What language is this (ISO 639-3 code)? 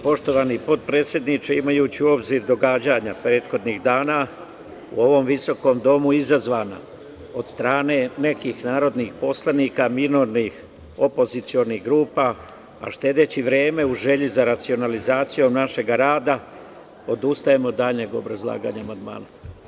srp